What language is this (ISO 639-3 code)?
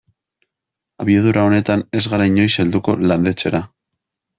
eus